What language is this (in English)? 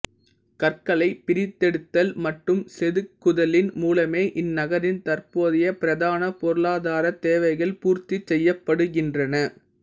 Tamil